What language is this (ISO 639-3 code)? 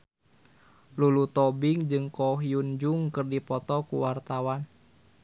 sun